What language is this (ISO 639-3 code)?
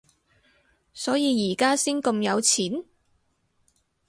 yue